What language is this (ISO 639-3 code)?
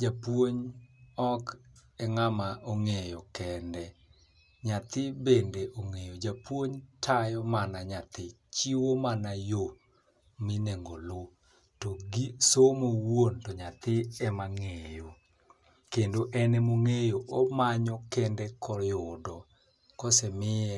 luo